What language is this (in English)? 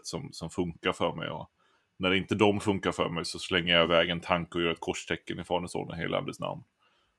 Swedish